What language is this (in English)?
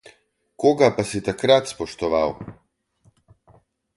Slovenian